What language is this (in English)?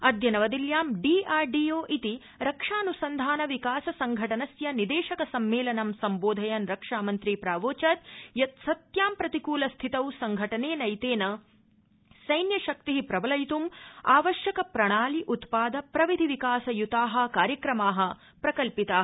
Sanskrit